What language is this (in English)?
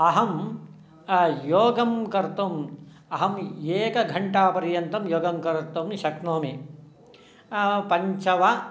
Sanskrit